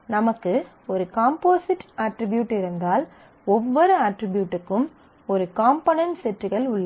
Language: Tamil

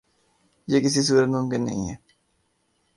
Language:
Urdu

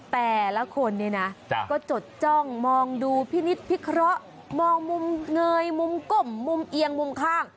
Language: Thai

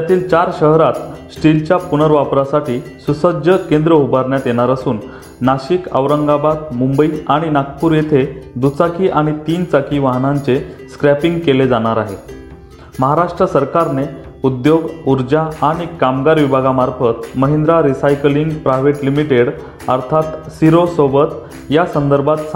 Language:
Marathi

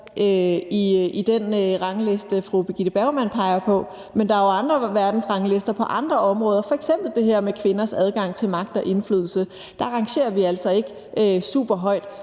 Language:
Danish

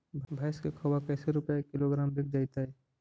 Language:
Magahi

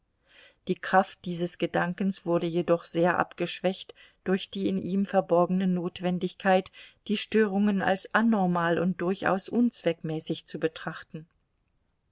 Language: German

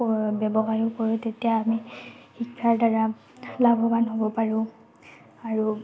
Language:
Assamese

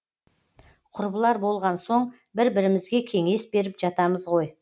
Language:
Kazakh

